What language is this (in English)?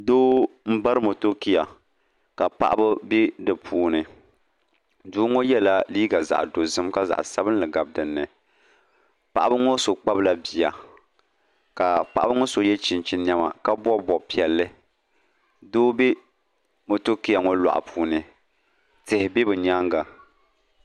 Dagbani